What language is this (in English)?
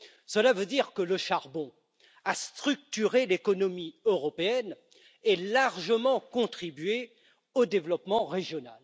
French